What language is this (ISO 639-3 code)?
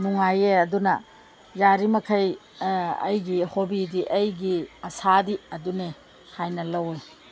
mni